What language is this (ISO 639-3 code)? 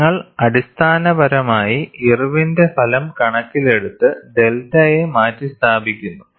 mal